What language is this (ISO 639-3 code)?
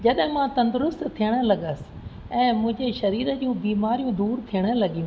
snd